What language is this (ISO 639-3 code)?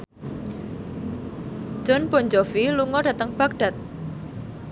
jav